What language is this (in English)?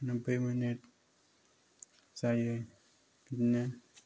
Bodo